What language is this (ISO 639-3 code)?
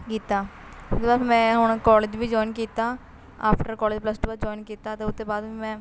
pan